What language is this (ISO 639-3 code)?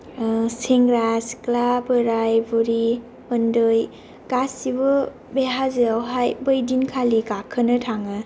brx